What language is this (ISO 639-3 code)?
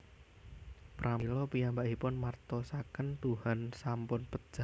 jav